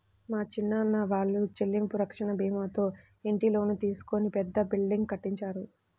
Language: Telugu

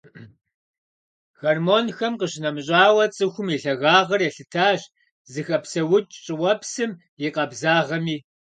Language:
Kabardian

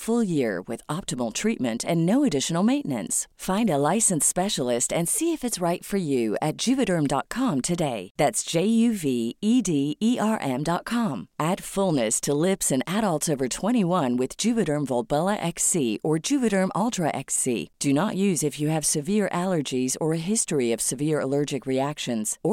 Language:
Filipino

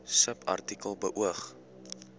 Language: Afrikaans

